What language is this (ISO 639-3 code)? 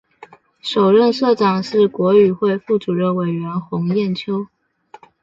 zho